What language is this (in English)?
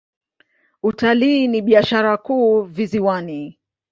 Swahili